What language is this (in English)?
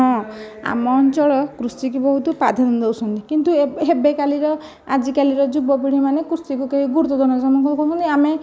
Odia